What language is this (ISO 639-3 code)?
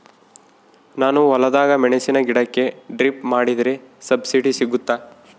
kan